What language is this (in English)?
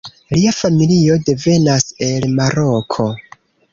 Esperanto